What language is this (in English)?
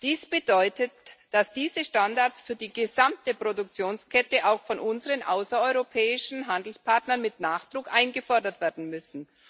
German